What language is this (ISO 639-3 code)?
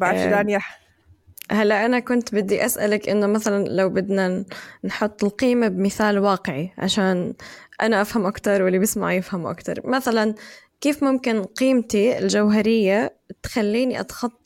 ara